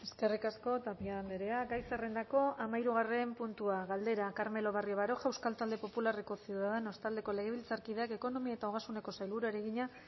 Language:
Basque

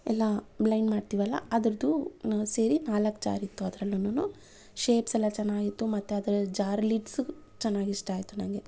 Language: Kannada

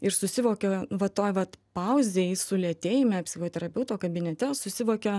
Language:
Lithuanian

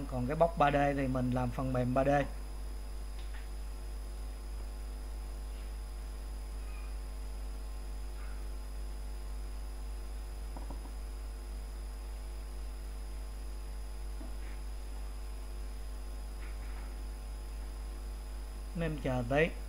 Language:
Vietnamese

